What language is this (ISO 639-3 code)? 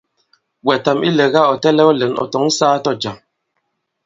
abb